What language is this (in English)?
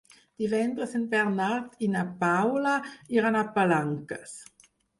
Catalan